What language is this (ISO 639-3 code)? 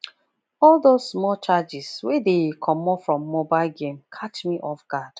pcm